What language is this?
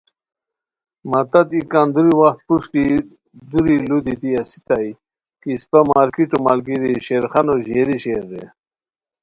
Khowar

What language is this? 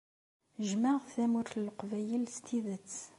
Kabyle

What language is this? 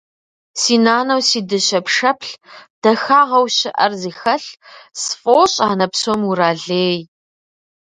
Kabardian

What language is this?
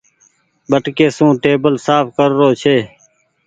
Goaria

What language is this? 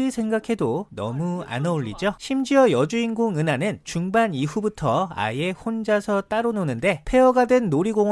Korean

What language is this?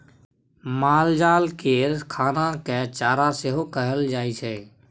Maithili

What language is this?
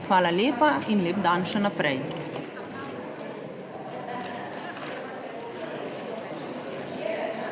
Slovenian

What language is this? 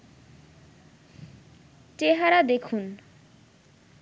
Bangla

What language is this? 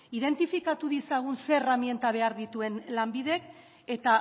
Basque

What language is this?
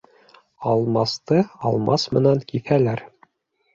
Bashkir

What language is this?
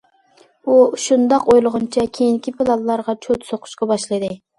Uyghur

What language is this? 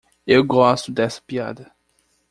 Portuguese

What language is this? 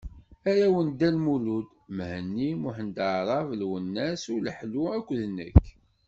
Kabyle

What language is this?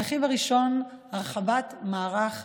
Hebrew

